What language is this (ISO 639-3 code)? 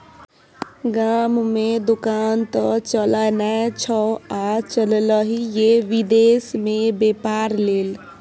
mai